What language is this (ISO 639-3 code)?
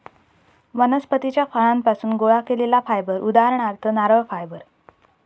mar